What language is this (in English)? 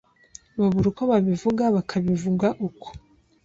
Kinyarwanda